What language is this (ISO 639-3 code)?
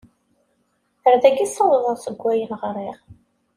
kab